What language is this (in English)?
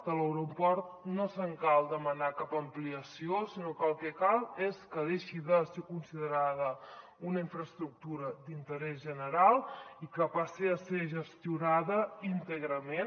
Catalan